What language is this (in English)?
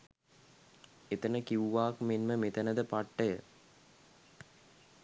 Sinhala